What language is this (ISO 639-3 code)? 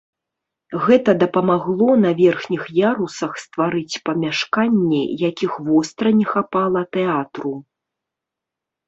bel